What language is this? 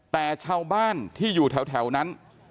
Thai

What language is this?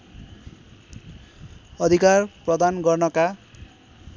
Nepali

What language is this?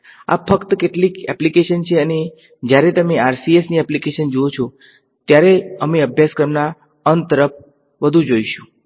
Gujarati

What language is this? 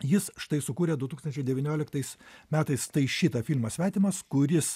Lithuanian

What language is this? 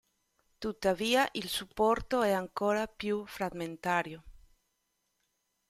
Italian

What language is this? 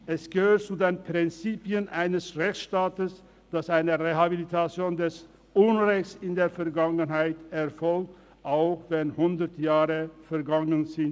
Swiss German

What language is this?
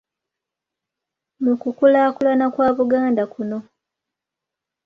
Ganda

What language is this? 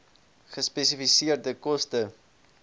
Afrikaans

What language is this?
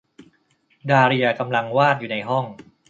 Thai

